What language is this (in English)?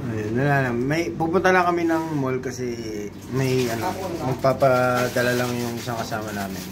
Filipino